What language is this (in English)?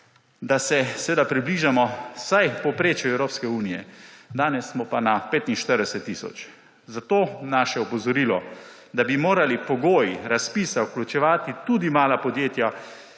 Slovenian